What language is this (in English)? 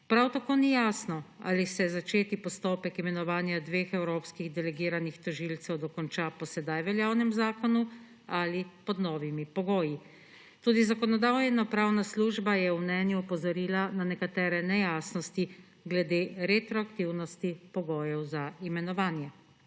Slovenian